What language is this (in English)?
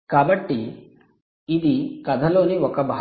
Telugu